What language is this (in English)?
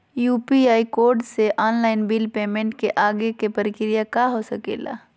Magahi